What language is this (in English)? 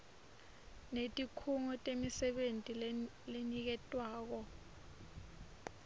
Swati